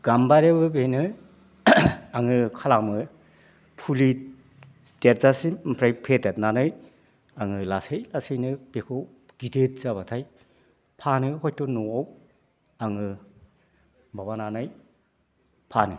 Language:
Bodo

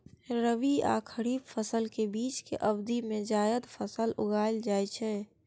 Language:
Maithili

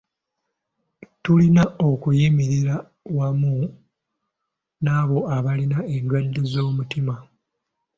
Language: Ganda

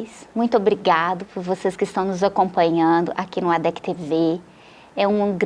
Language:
Portuguese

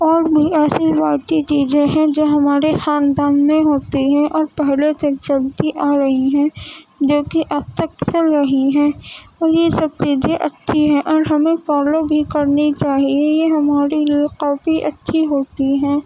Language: Urdu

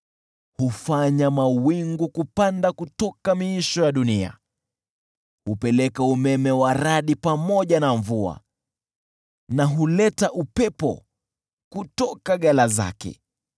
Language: Swahili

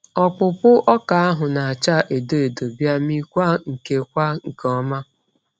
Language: Igbo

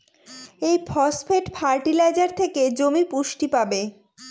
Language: Bangla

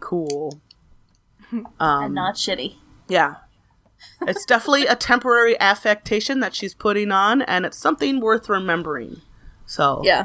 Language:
English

